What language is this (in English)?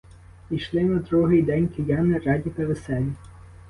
Ukrainian